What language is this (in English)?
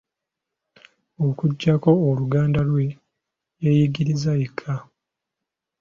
Ganda